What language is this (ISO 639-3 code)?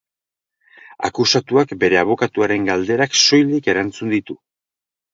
eus